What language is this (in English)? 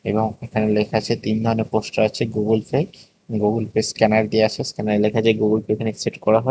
Bangla